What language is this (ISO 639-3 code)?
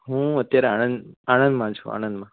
guj